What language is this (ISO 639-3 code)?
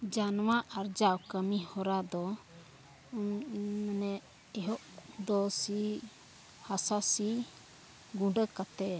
sat